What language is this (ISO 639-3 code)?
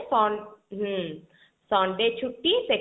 ori